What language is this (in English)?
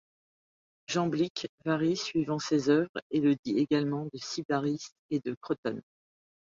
French